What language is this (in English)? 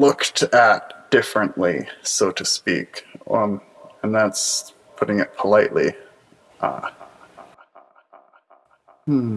English